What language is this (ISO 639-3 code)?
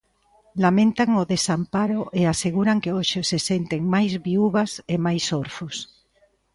glg